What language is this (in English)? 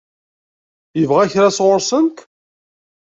Kabyle